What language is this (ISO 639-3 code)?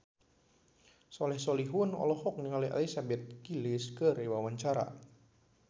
sun